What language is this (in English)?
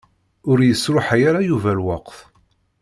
Kabyle